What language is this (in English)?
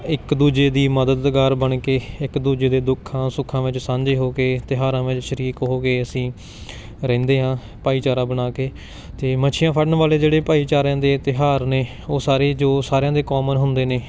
Punjabi